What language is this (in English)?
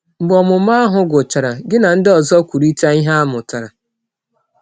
Igbo